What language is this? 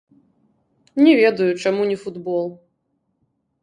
Belarusian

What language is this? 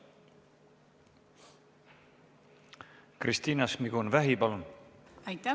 Estonian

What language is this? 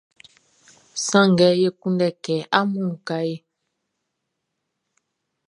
Baoulé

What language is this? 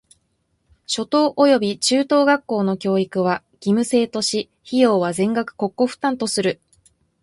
Japanese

